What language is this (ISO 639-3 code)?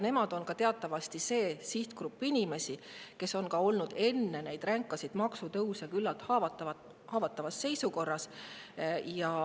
est